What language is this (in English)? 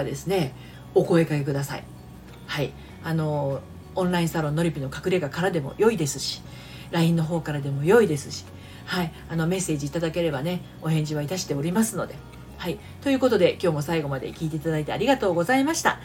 Japanese